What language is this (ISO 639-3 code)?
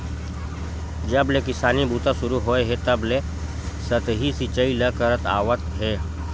hne